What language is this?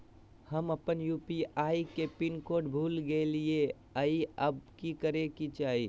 Magahi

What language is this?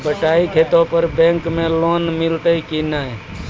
Maithili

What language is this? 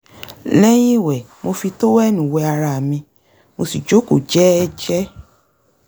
Yoruba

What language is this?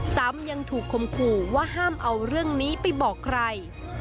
Thai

